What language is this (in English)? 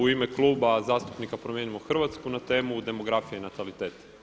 Croatian